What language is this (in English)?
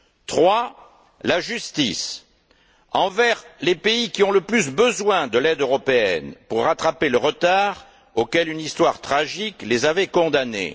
French